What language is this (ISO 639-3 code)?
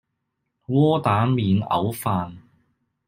yue